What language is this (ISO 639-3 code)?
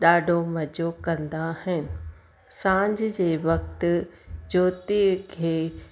snd